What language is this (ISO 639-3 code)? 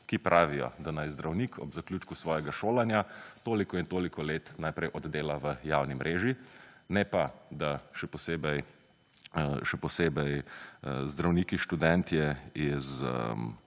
slv